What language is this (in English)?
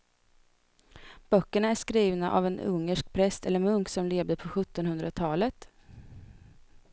Swedish